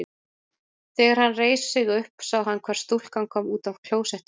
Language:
Icelandic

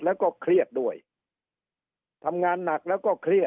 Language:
Thai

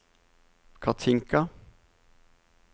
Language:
Norwegian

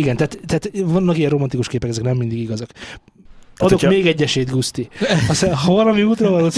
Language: Hungarian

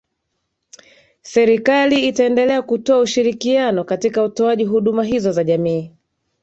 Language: Swahili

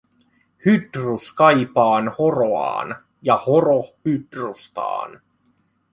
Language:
Finnish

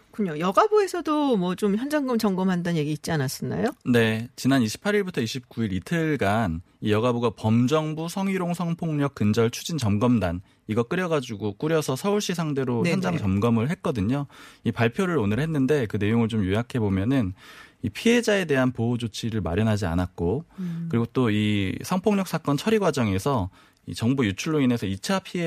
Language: Korean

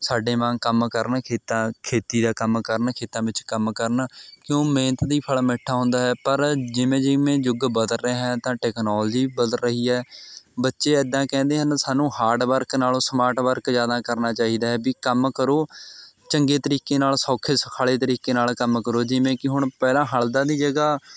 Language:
Punjabi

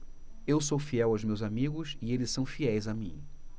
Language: Portuguese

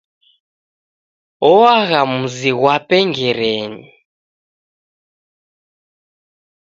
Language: Taita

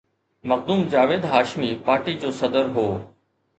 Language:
Sindhi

